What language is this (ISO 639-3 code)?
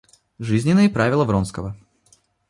rus